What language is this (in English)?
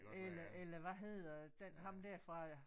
Danish